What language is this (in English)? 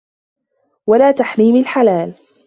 Arabic